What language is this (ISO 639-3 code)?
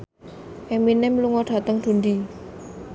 jav